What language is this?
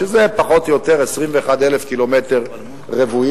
Hebrew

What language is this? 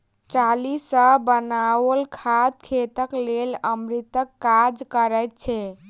Maithili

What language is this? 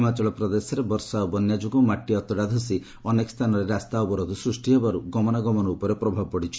Odia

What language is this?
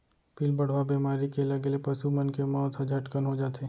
Chhattisgarhi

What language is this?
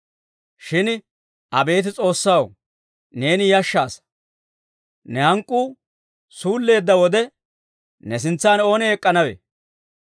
Dawro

